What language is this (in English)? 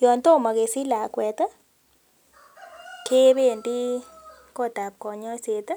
Kalenjin